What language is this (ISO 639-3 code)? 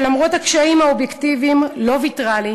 heb